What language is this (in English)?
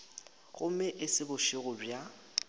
Northern Sotho